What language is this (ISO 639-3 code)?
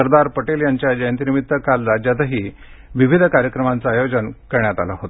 mar